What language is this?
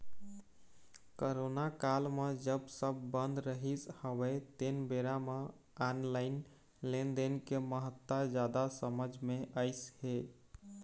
Chhattisgarhi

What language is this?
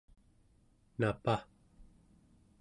Central Yupik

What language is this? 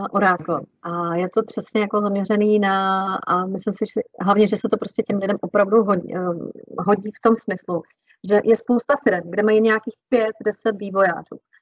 Czech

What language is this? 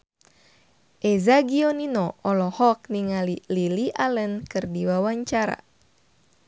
Sundanese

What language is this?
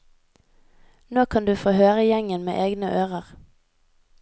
Norwegian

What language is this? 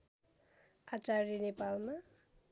Nepali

